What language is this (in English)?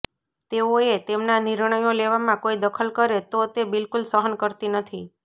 Gujarati